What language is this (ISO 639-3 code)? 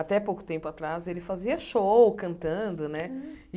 por